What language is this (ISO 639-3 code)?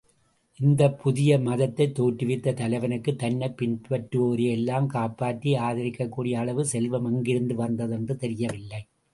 tam